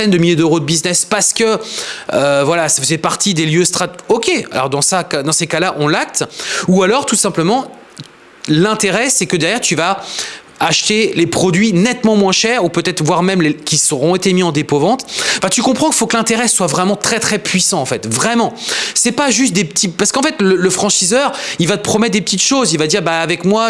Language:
French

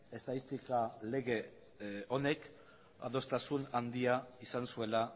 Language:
Basque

